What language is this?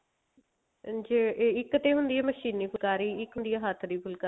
Punjabi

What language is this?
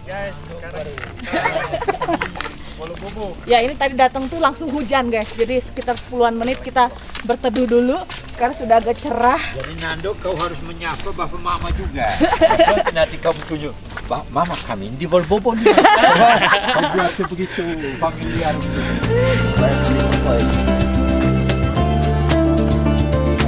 Indonesian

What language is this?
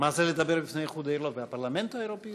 Hebrew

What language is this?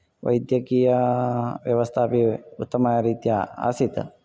Sanskrit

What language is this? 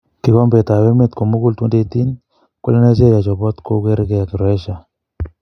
Kalenjin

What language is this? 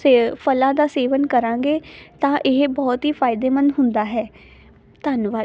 Punjabi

